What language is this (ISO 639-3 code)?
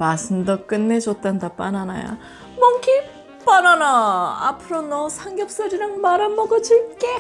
kor